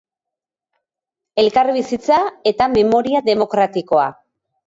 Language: Basque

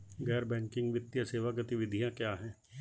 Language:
Hindi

